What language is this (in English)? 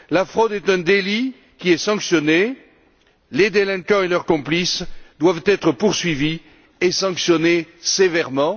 French